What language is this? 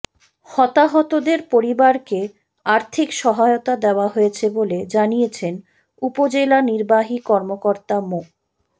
Bangla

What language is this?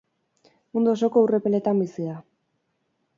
Basque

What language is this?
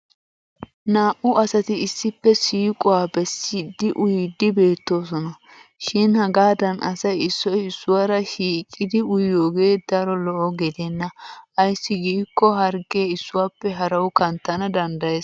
Wolaytta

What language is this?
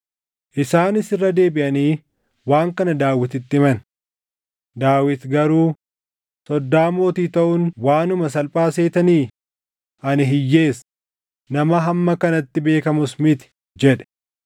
Oromo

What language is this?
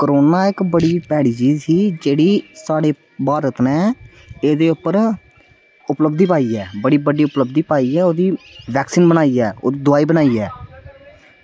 Dogri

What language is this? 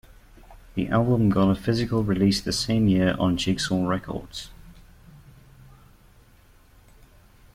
English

